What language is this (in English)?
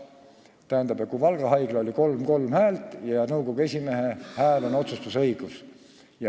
Estonian